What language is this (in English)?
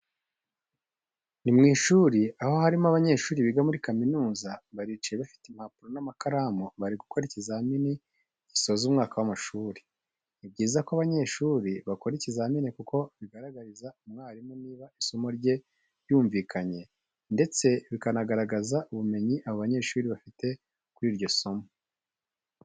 Kinyarwanda